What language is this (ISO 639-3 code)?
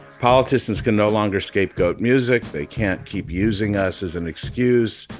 eng